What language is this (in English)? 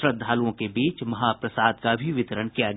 Hindi